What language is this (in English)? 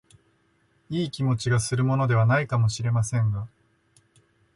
Japanese